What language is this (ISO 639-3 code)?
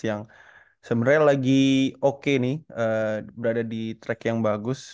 ind